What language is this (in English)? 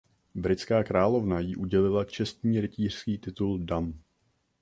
Czech